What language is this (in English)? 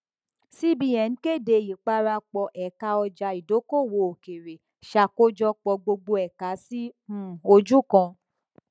Yoruba